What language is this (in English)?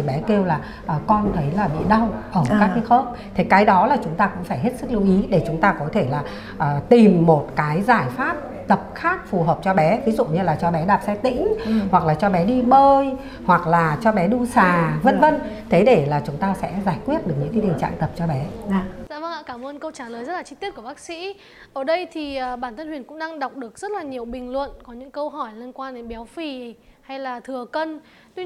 Vietnamese